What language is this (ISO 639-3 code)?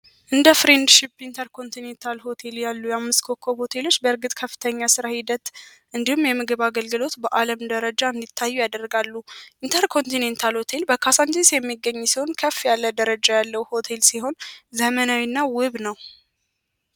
amh